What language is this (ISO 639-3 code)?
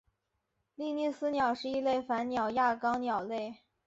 zho